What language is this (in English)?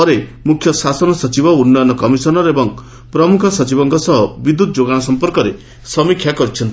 Odia